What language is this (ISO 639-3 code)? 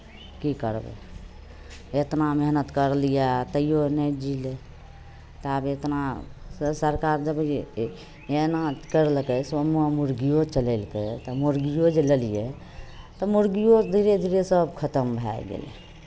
mai